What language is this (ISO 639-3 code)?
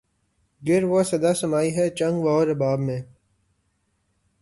urd